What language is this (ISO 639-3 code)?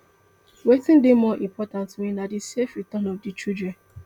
pcm